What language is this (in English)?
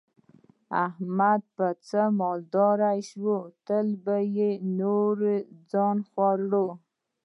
Pashto